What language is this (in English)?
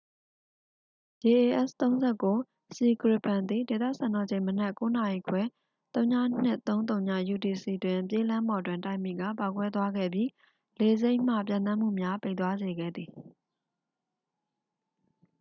Burmese